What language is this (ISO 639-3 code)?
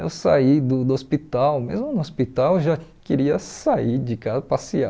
por